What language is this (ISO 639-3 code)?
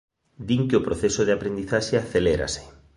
glg